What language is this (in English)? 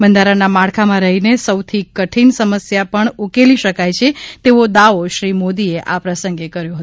Gujarati